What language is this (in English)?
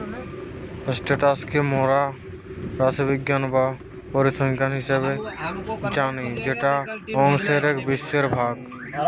Bangla